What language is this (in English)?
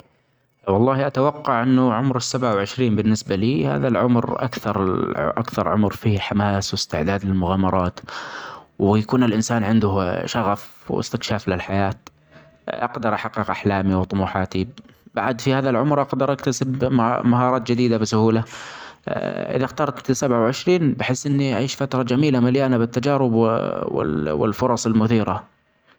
Omani Arabic